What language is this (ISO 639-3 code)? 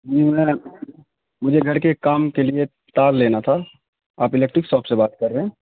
urd